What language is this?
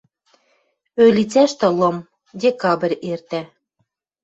Western Mari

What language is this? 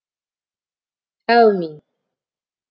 Kazakh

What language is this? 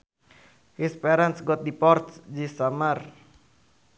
Sundanese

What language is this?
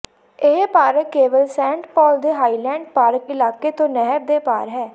Punjabi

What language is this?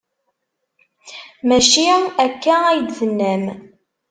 Kabyle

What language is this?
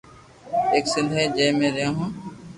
Loarki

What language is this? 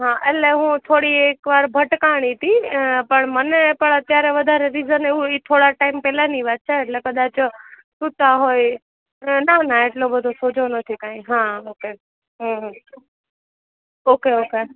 Gujarati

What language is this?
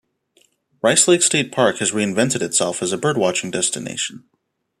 English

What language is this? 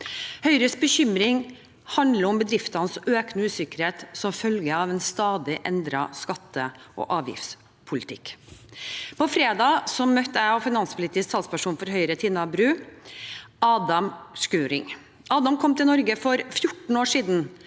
Norwegian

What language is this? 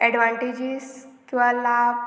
Konkani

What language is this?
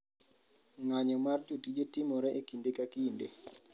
Luo (Kenya and Tanzania)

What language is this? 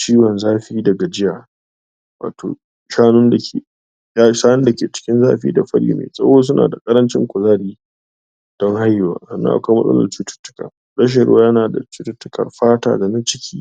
Hausa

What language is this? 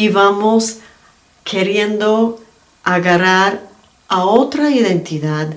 Spanish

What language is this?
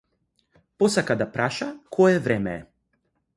Macedonian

